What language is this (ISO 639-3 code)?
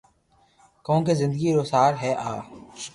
lrk